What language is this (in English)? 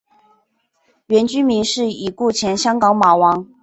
Chinese